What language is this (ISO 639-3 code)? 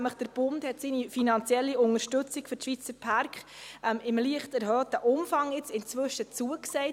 gsw